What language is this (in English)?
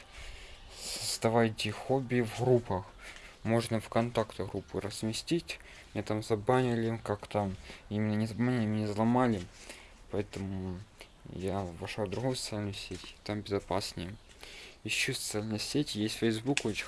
Russian